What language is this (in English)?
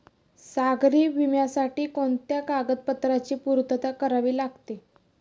Marathi